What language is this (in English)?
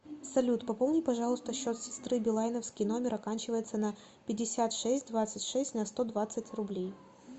Russian